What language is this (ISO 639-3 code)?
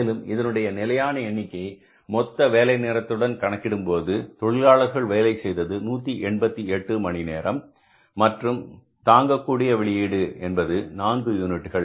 tam